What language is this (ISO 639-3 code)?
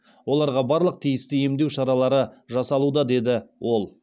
kaz